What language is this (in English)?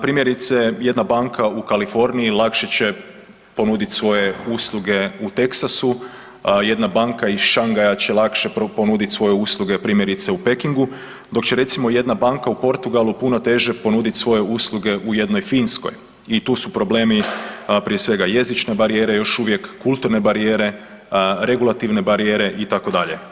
Croatian